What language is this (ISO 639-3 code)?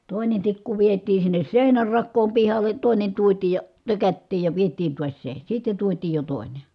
fin